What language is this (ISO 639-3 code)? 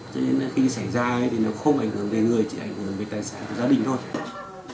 vie